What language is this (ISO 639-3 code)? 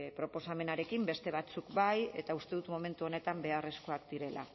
eus